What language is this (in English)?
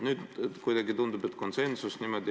Estonian